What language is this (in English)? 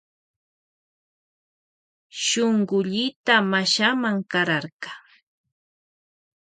Loja Highland Quichua